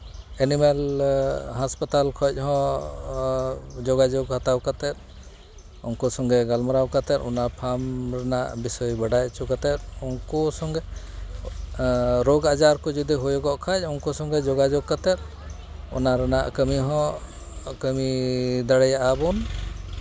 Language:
Santali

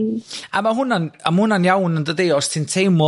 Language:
Welsh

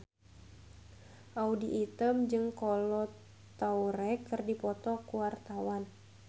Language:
Sundanese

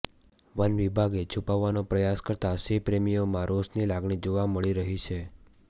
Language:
Gujarati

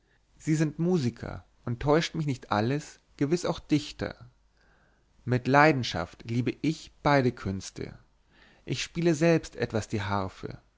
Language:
German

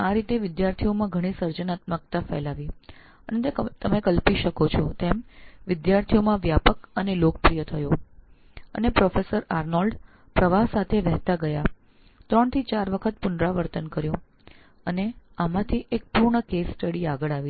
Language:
Gujarati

